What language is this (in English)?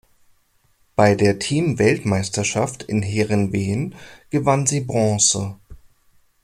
German